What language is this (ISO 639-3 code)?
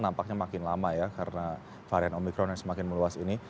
ind